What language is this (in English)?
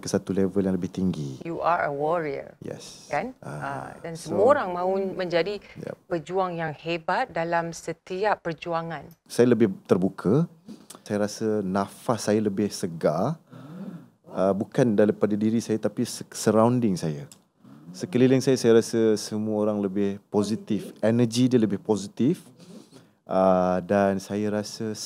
Malay